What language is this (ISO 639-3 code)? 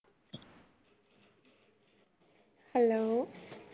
pan